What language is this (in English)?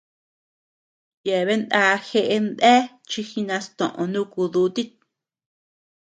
Tepeuxila Cuicatec